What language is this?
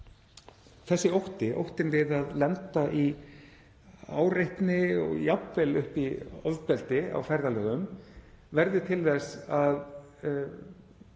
Icelandic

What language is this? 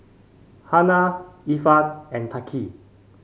English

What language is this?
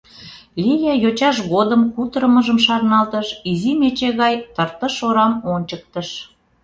Mari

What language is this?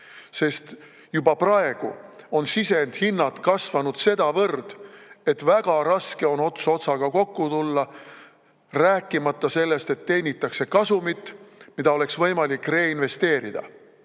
Estonian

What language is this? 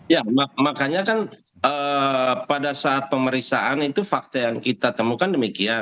Indonesian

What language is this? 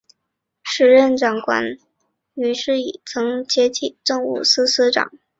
Chinese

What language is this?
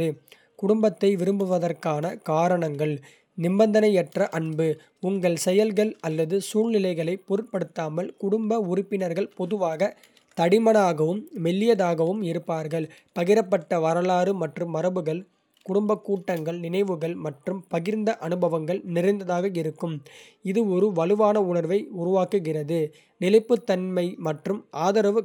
Kota (India)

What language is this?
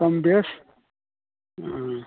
Maithili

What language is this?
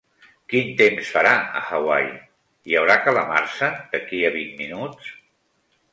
Catalan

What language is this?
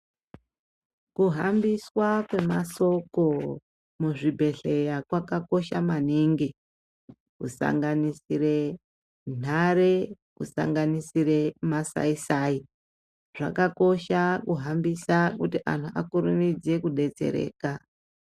Ndau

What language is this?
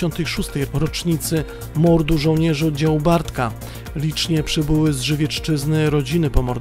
Polish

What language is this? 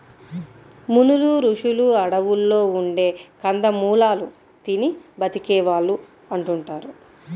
Telugu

